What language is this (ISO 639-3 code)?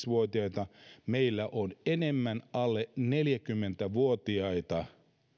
fin